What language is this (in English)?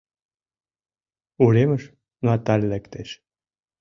Mari